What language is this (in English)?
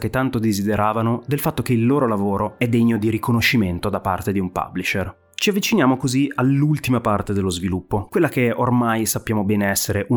Italian